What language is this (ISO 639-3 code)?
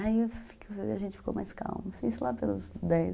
por